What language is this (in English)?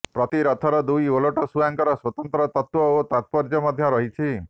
Odia